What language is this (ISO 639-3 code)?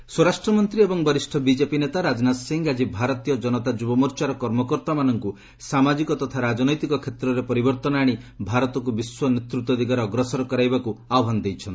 ori